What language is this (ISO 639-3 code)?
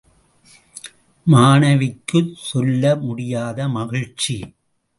tam